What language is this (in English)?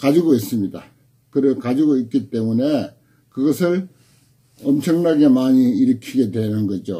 Korean